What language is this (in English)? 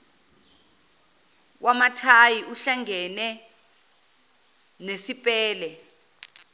Zulu